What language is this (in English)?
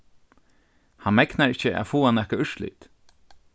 Faroese